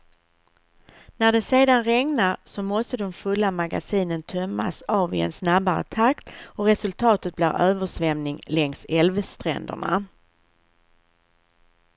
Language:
Swedish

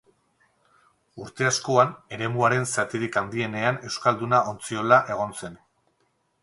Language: Basque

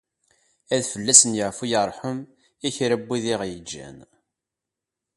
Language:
Kabyle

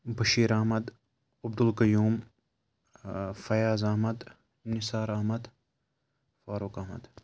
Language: Kashmiri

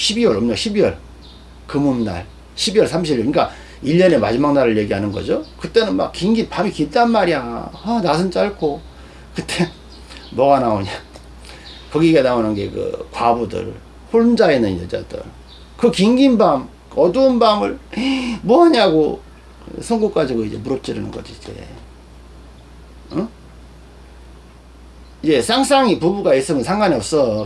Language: Korean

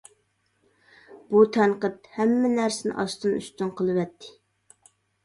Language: Uyghur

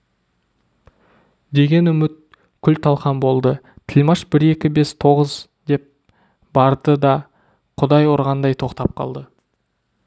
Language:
Kazakh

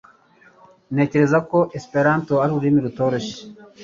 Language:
Kinyarwanda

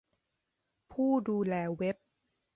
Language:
Thai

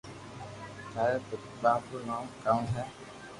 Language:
Loarki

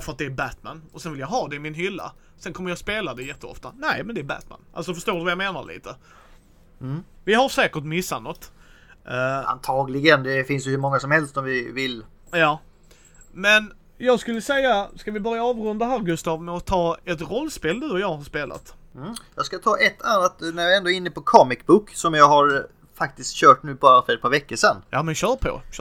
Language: Swedish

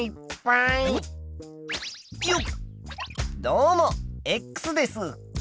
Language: Japanese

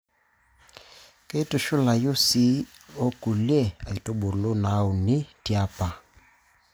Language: Masai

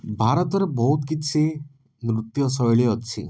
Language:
Odia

